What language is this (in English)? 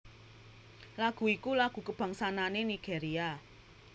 Javanese